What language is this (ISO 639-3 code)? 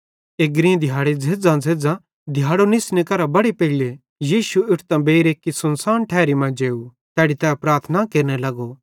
bhd